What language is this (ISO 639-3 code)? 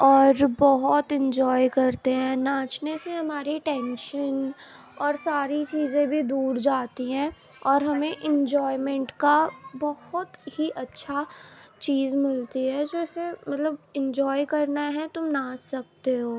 urd